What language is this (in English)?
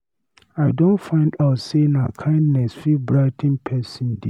Nigerian Pidgin